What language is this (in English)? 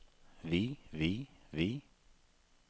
Norwegian